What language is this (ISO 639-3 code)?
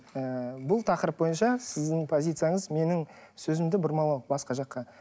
kaz